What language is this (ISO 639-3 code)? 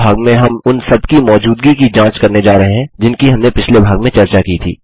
hin